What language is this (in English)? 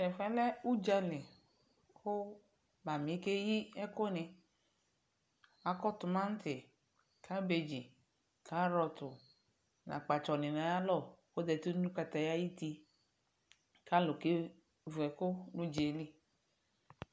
Ikposo